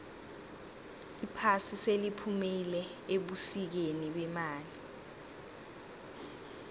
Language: South Ndebele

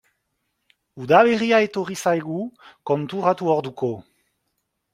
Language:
Basque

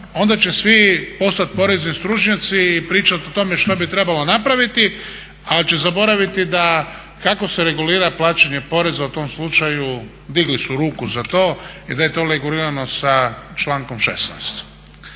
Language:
Croatian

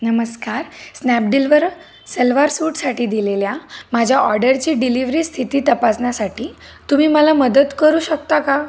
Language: Marathi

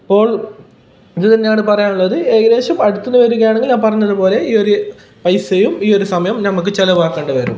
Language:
Malayalam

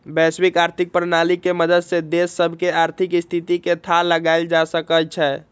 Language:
Magahi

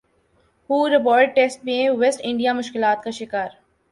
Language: Urdu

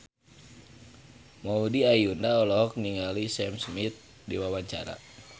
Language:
Sundanese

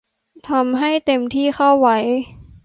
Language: Thai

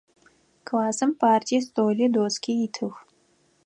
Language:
Adyghe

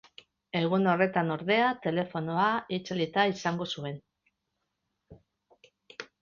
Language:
Basque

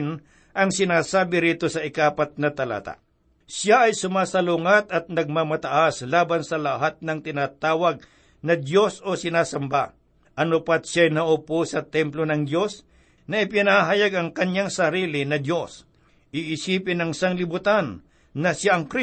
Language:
Filipino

